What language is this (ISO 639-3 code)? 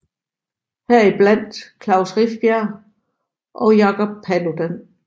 dan